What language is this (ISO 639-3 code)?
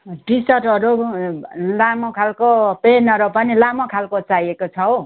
nep